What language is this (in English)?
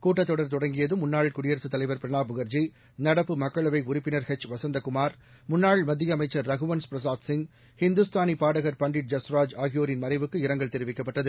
Tamil